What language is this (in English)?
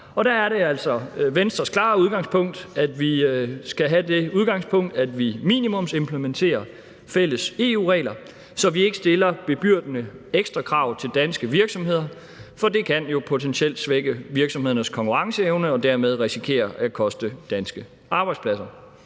Danish